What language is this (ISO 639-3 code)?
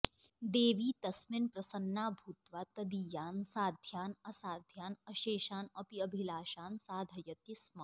san